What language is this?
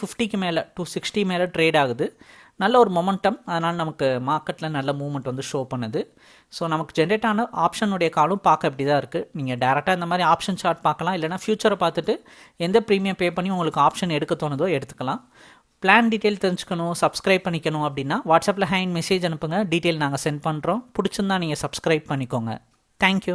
Tamil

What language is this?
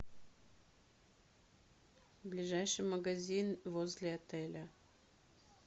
Russian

